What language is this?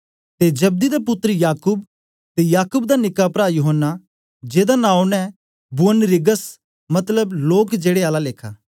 Dogri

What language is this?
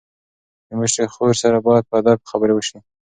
Pashto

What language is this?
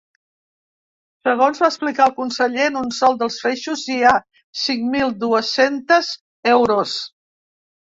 Catalan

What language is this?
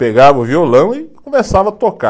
Portuguese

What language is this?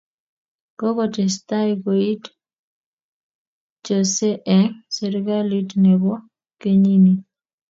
Kalenjin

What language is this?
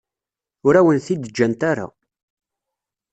Kabyle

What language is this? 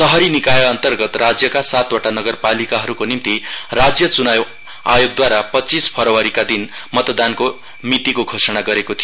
Nepali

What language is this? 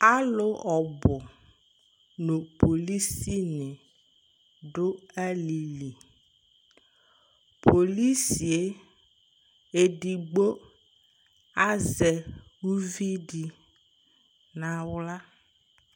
Ikposo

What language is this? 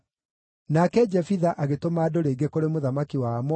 Kikuyu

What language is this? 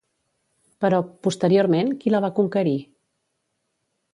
Catalan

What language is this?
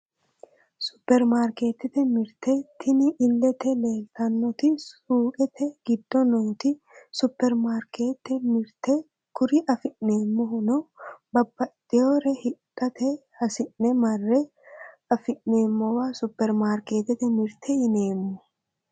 Sidamo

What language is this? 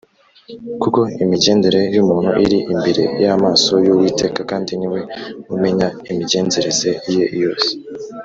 Kinyarwanda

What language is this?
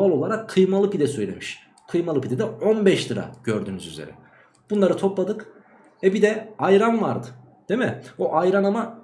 Turkish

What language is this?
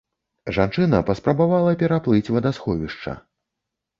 Belarusian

